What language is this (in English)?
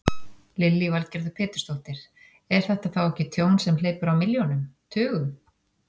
Icelandic